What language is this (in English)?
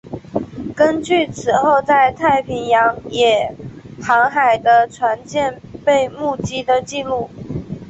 Chinese